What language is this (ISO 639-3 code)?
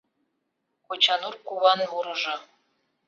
chm